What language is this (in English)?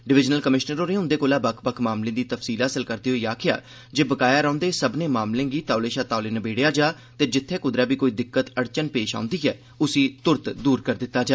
Dogri